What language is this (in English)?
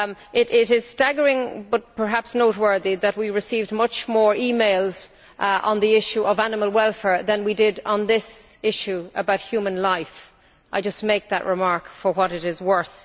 English